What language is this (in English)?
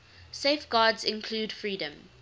English